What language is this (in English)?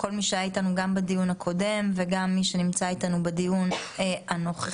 Hebrew